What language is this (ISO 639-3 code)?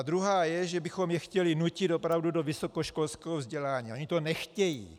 ces